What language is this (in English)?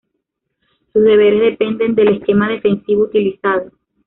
Spanish